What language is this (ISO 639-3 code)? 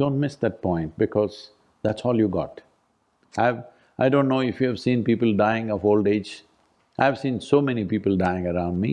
eng